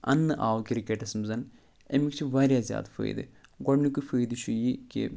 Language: Kashmiri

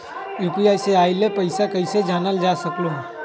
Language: Magahi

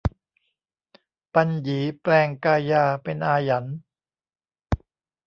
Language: Thai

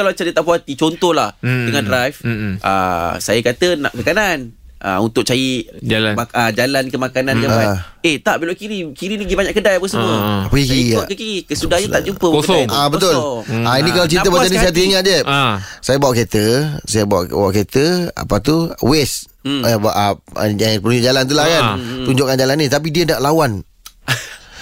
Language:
Malay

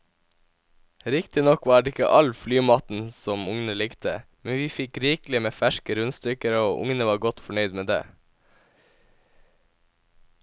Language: Norwegian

